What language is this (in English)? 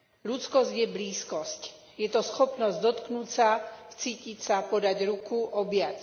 Slovak